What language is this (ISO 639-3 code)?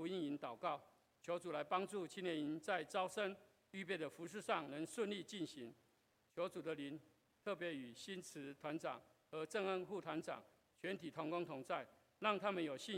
zho